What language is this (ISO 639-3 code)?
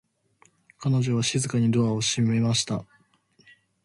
jpn